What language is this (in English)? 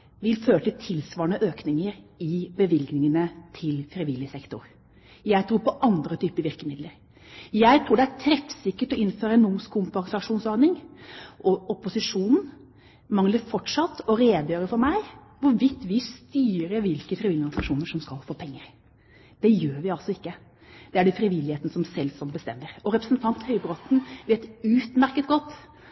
Norwegian Bokmål